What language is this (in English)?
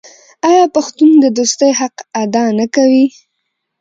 Pashto